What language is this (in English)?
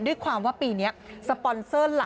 Thai